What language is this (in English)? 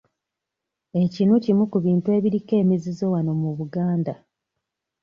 Ganda